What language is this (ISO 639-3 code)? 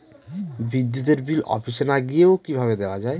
ben